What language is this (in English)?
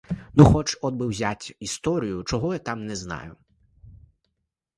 Ukrainian